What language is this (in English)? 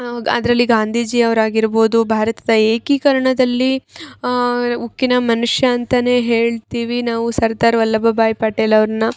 Kannada